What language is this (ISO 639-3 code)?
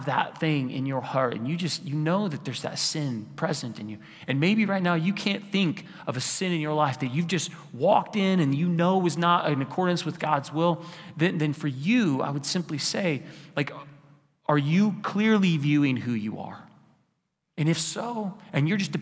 eng